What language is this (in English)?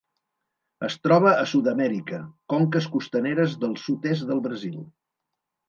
Catalan